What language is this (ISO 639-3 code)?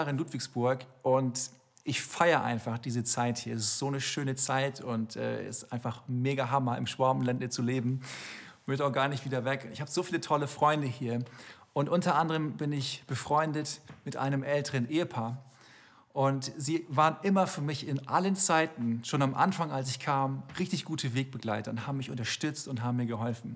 deu